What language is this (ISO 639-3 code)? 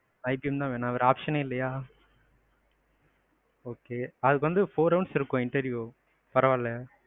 tam